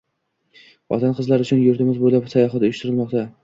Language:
Uzbek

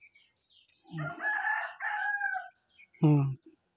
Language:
Santali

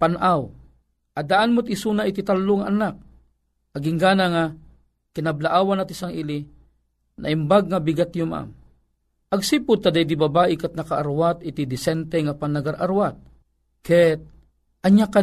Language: Filipino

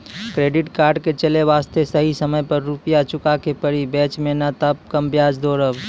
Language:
Maithili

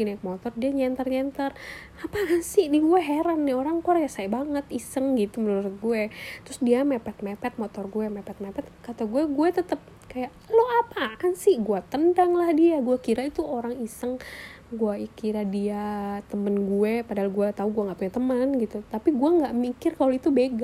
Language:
Indonesian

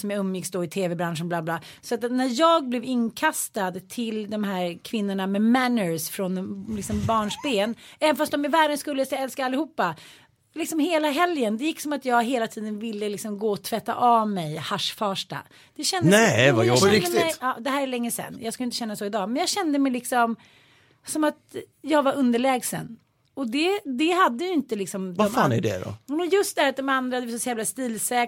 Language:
Swedish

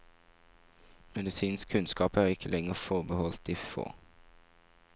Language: Norwegian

